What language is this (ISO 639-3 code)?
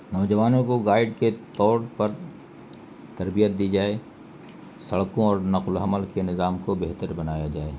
urd